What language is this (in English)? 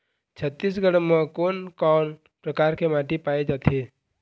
Chhattisgarhi